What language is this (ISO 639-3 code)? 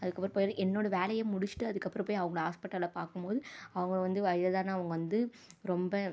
tam